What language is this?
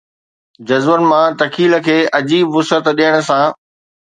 Sindhi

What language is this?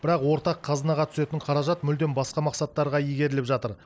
Kazakh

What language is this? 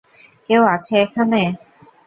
Bangla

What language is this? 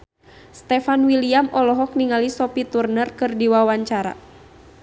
Sundanese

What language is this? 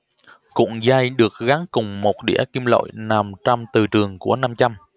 Vietnamese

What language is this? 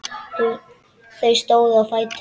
Icelandic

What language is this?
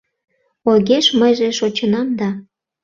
Mari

